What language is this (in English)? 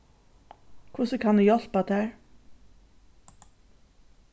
Faroese